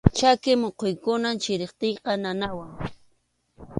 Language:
Arequipa-La Unión Quechua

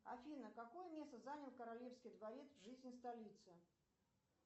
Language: Russian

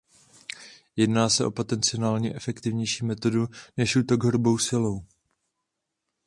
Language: Czech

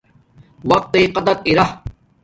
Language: Domaaki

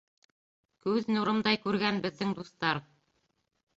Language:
Bashkir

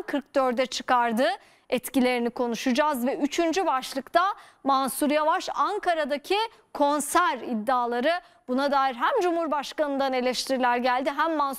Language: Turkish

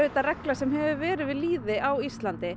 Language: Icelandic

